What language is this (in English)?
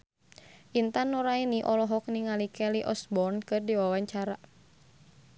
Sundanese